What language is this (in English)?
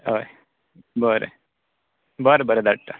Konkani